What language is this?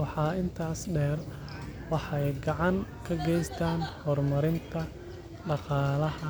Somali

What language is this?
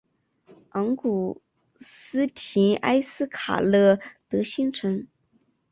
Chinese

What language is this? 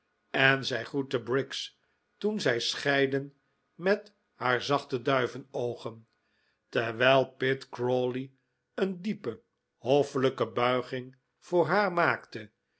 Dutch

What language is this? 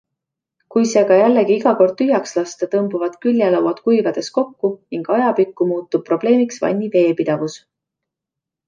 Estonian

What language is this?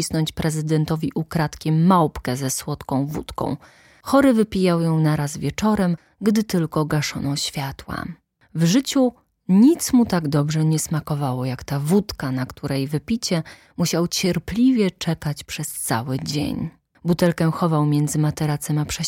Polish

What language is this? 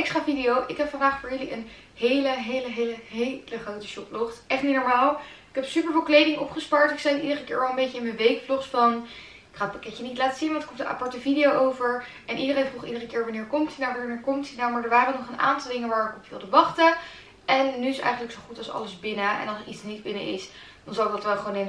Dutch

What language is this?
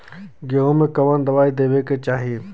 Bhojpuri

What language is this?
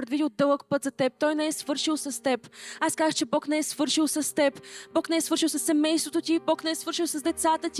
Bulgarian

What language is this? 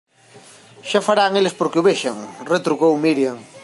Galician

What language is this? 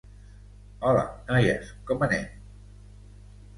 Catalan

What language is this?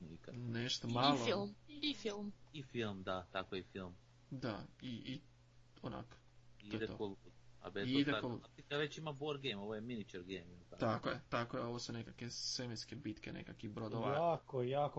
Croatian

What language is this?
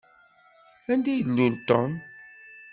Kabyle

